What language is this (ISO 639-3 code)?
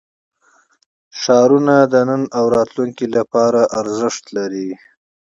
pus